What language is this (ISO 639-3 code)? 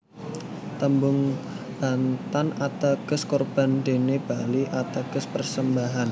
jav